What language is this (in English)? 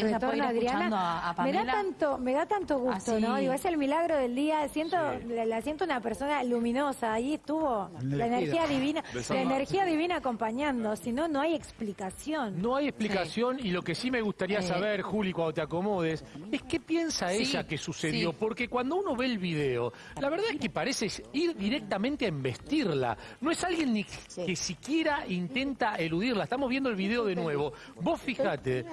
Spanish